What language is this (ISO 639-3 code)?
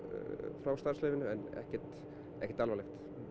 isl